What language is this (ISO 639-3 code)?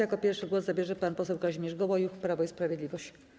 pol